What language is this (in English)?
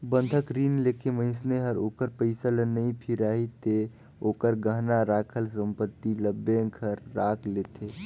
Chhattisgarhi